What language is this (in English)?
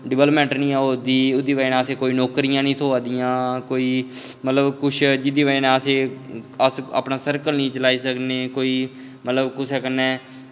Dogri